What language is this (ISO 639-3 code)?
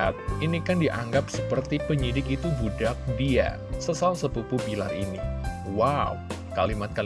ind